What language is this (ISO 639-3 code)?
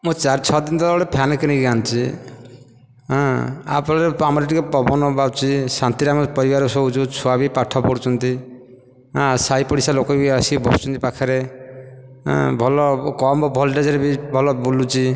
ori